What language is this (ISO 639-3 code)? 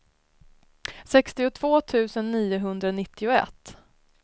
swe